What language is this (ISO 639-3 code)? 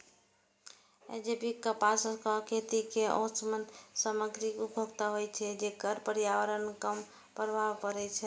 mai